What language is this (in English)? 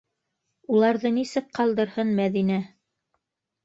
Bashkir